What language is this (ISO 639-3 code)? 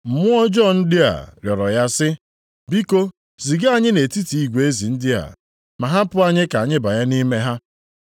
ibo